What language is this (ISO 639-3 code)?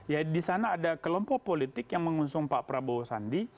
ind